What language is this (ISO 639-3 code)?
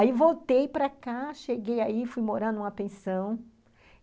por